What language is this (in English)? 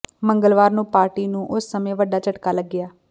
Punjabi